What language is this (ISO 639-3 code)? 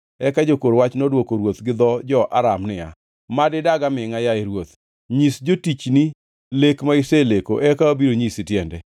luo